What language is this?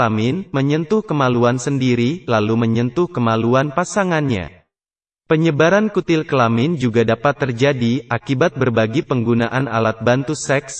Indonesian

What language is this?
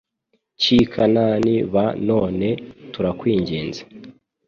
Kinyarwanda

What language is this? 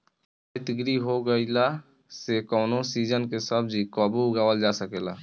Bhojpuri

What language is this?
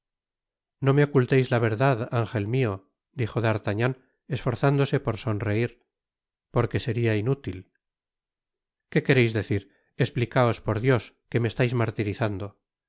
Spanish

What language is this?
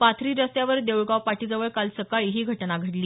Marathi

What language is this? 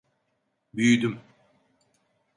Turkish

